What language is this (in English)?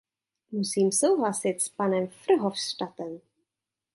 Czech